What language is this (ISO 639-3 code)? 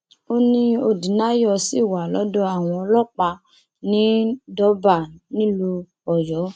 yor